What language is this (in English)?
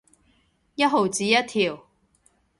Cantonese